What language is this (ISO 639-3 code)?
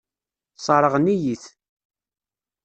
kab